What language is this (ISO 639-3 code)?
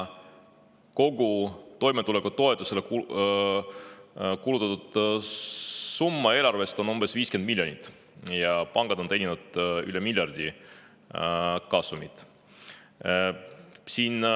est